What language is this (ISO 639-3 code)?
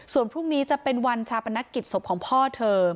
tha